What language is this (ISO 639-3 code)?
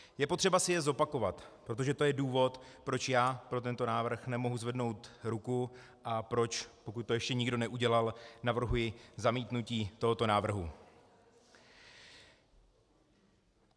ces